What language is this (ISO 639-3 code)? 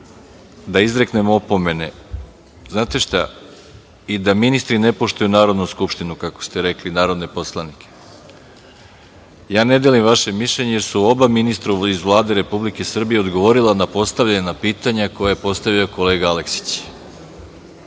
srp